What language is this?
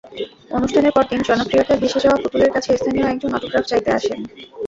Bangla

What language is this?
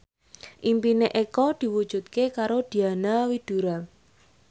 Javanese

